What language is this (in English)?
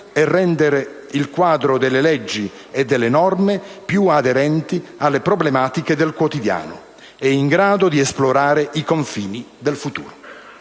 Italian